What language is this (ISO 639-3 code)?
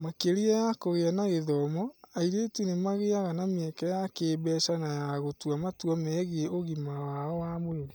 kik